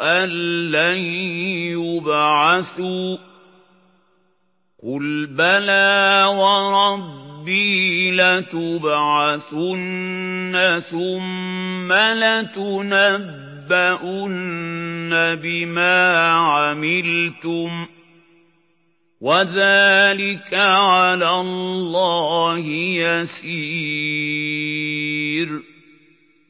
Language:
Arabic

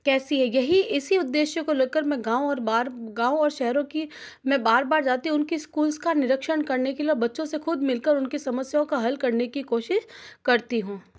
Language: Hindi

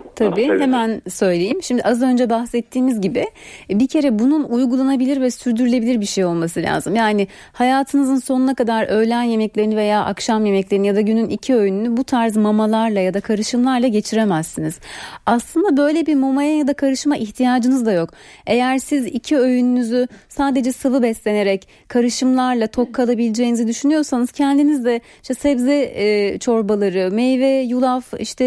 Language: Turkish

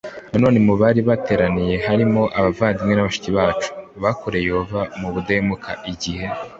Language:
Kinyarwanda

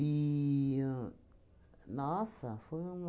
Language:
Portuguese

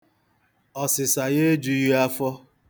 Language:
Igbo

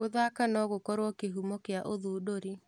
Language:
Kikuyu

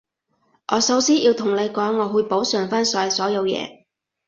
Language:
Cantonese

